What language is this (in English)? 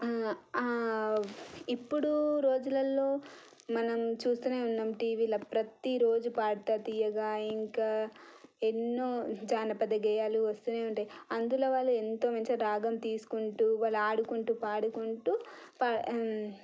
Telugu